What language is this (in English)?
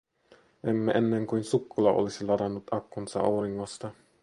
Finnish